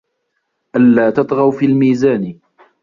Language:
Arabic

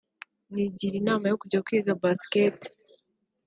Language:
Kinyarwanda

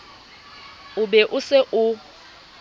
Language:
Southern Sotho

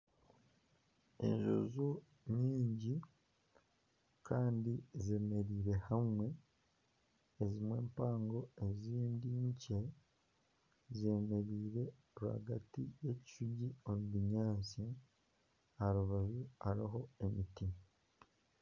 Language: Nyankole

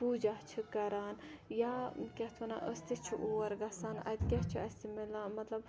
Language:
Kashmiri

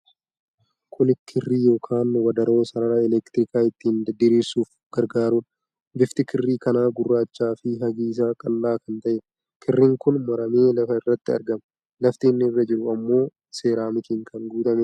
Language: Oromo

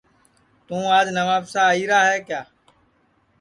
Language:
Sansi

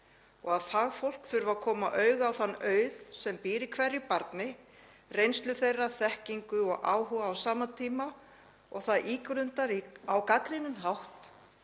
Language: Icelandic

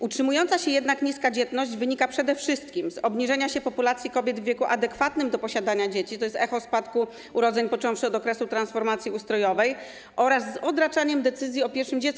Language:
Polish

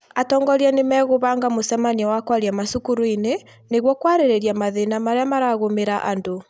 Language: Kikuyu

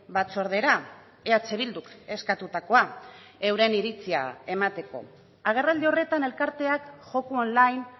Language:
Basque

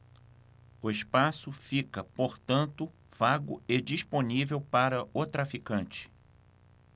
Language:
Portuguese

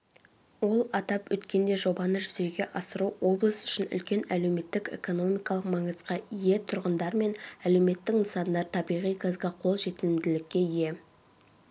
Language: Kazakh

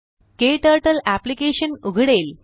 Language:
Marathi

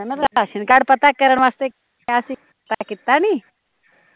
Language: Punjabi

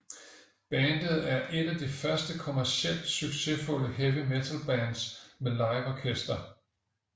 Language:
Danish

